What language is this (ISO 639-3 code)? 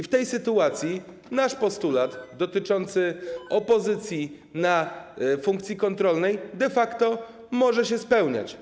pol